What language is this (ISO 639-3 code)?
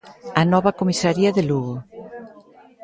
glg